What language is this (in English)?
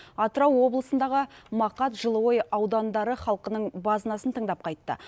Kazakh